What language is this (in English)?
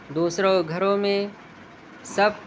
Urdu